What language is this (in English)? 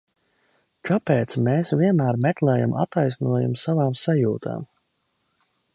Latvian